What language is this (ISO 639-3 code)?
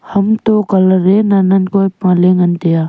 nnp